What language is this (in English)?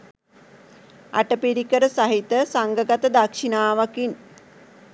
Sinhala